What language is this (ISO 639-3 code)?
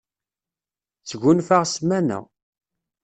kab